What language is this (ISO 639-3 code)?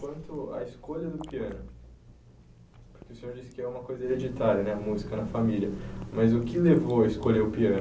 por